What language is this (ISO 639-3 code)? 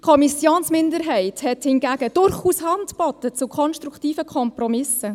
gsw